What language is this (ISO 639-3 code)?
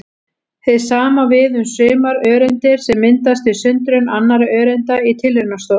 isl